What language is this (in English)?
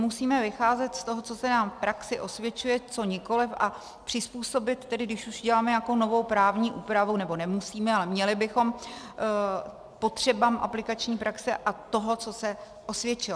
Czech